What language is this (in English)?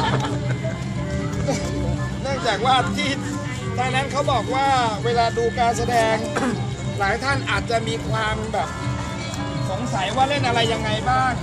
Thai